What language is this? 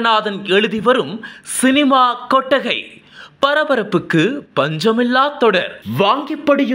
Korean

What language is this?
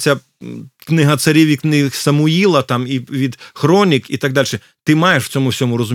Ukrainian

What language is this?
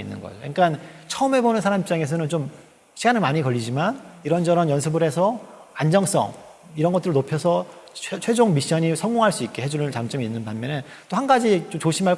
Korean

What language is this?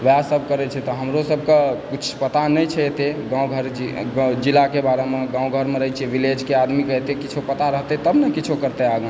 Maithili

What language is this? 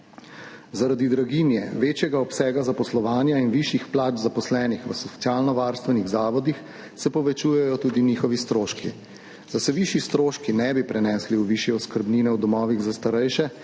Slovenian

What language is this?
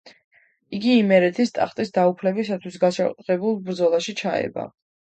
Georgian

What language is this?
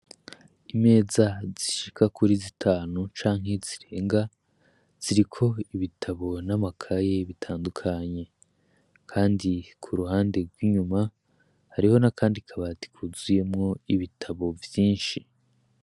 Rundi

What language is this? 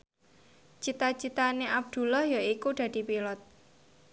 Javanese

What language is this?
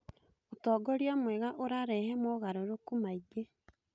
Kikuyu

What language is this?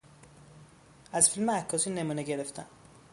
Persian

